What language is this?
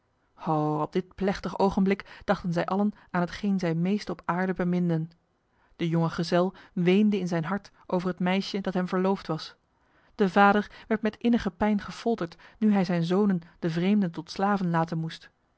Dutch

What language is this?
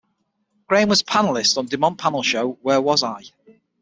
English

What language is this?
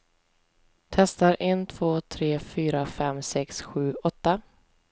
Swedish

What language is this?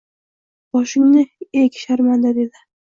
Uzbek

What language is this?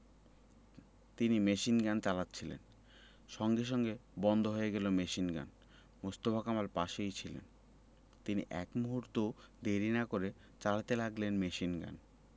Bangla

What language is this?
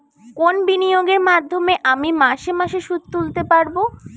Bangla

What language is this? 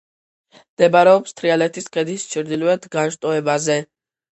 Georgian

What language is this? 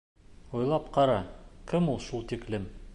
Bashkir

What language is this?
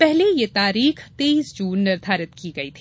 Hindi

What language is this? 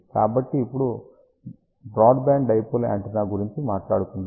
Telugu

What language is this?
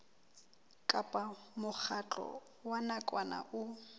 Southern Sotho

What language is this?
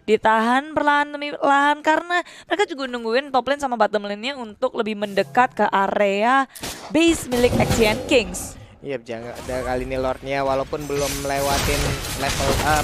Indonesian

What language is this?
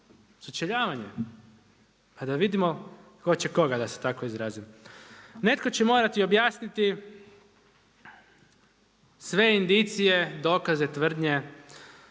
Croatian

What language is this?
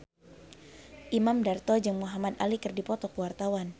Sundanese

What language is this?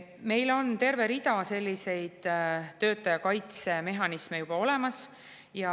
Estonian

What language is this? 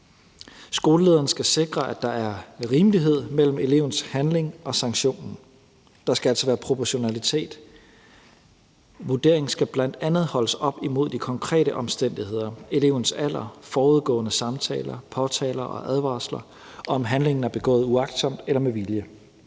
Danish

